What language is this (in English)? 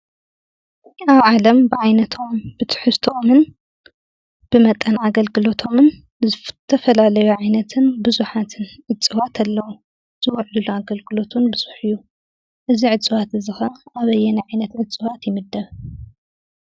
Tigrinya